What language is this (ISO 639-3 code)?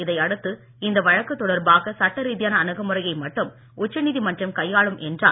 tam